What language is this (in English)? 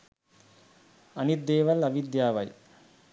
Sinhala